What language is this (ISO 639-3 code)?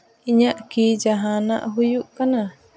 sat